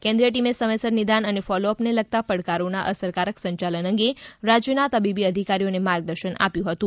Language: Gujarati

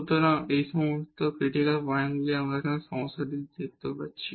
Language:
Bangla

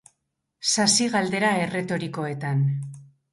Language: Basque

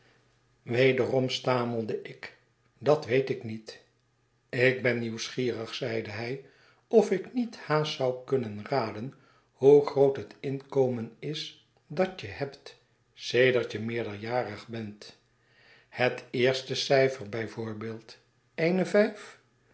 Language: Dutch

